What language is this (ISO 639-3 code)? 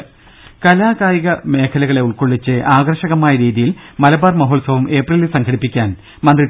mal